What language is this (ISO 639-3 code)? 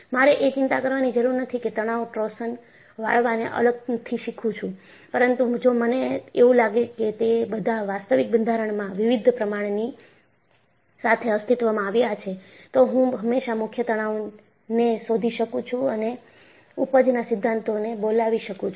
guj